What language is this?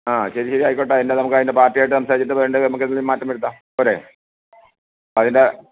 Malayalam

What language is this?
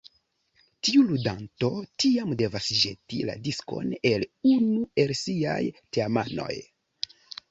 Esperanto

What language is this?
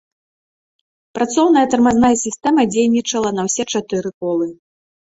Belarusian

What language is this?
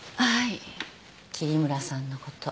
Japanese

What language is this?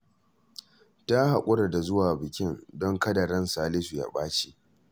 Hausa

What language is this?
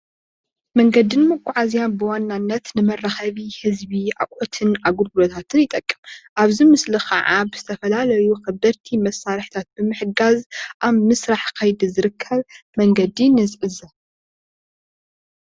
Tigrinya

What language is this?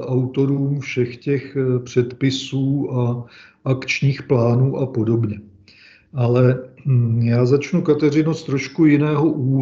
Czech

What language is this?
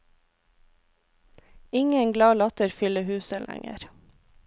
Norwegian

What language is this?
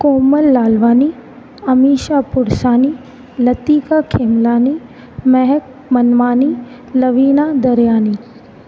Sindhi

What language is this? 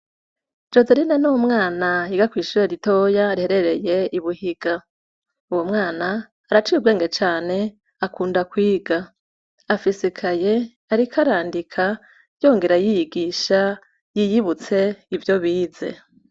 Rundi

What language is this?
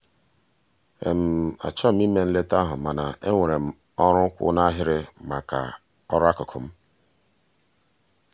Igbo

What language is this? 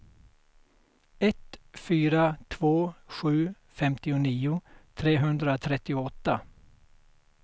Swedish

